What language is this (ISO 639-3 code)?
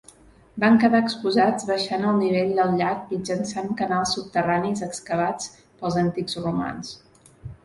cat